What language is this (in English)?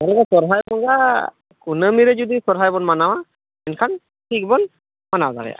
Santali